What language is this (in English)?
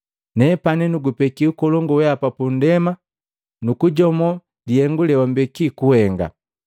Matengo